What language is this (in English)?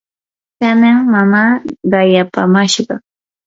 Yanahuanca Pasco Quechua